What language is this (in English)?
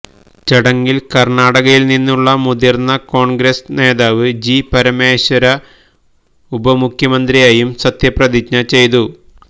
Malayalam